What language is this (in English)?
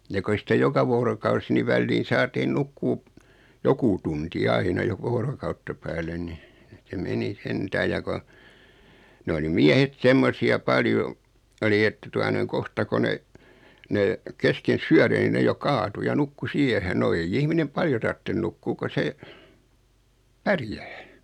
Finnish